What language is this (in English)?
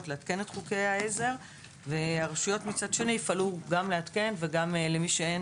Hebrew